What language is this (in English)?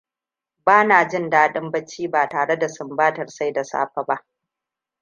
Hausa